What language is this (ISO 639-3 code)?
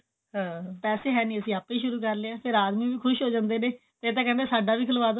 pan